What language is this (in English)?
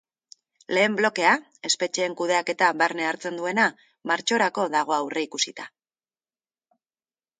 Basque